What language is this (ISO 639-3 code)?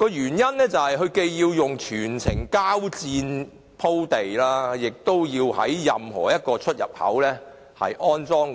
yue